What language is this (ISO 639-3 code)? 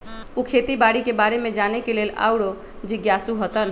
mag